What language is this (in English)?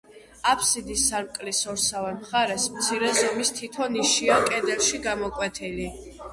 Georgian